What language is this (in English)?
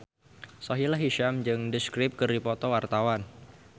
Sundanese